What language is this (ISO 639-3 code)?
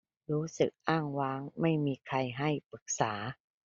tha